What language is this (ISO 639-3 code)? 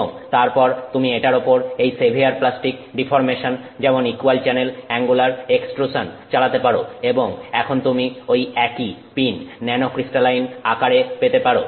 ben